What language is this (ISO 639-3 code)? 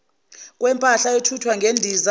zul